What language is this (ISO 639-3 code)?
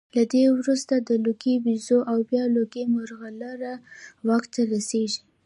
pus